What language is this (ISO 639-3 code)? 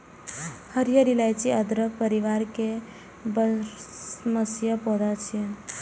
mai